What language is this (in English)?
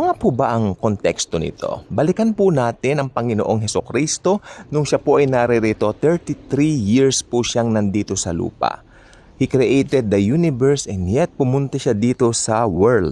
Filipino